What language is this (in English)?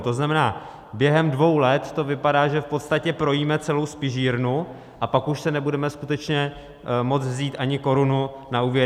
Czech